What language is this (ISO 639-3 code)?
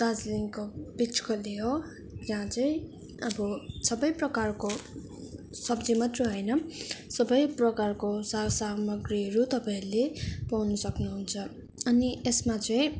nep